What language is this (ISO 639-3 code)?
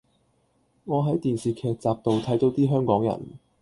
yue